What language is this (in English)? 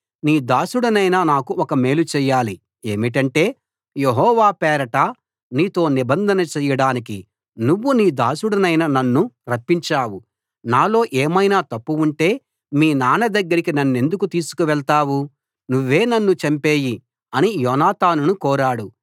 Telugu